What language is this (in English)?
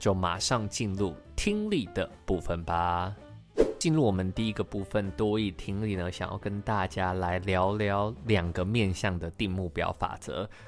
Chinese